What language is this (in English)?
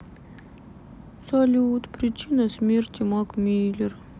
Russian